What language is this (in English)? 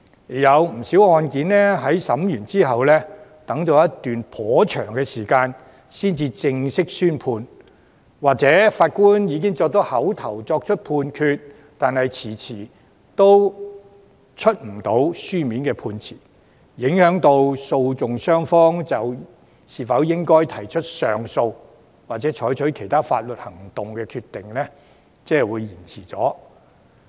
Cantonese